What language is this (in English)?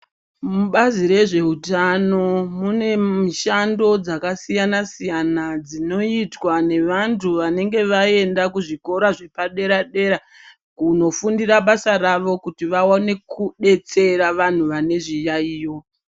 Ndau